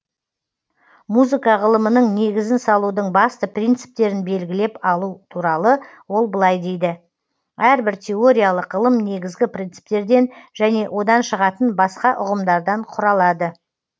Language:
Kazakh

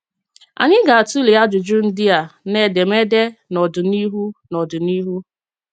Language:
Igbo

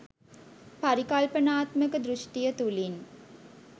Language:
Sinhala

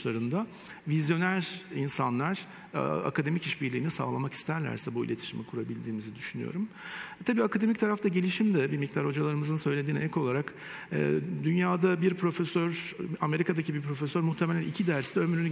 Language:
Turkish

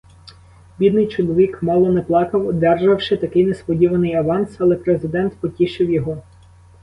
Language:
Ukrainian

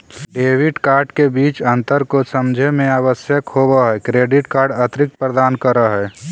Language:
Magahi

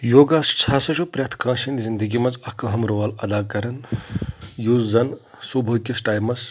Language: Kashmiri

